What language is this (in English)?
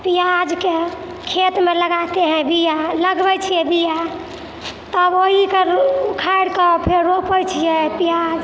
Maithili